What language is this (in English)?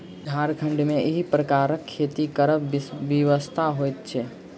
Maithili